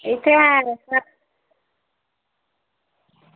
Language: Dogri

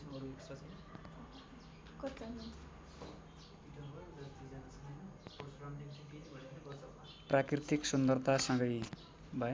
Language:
Nepali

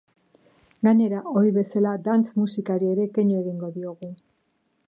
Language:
Basque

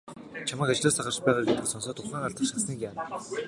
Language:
Mongolian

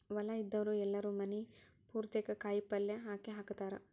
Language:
Kannada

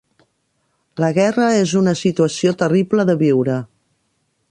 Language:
Catalan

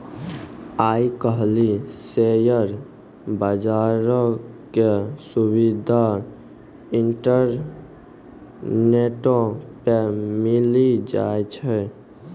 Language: Maithili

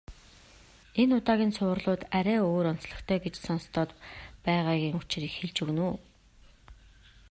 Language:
Mongolian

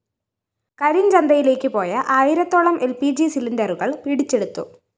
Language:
Malayalam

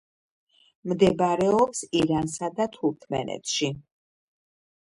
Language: Georgian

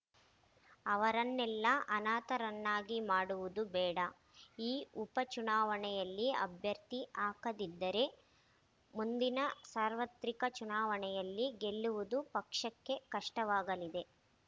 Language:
Kannada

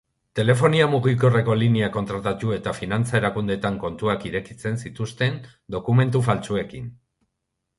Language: Basque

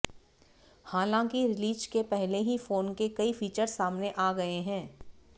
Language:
Hindi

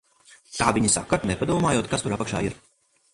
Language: Latvian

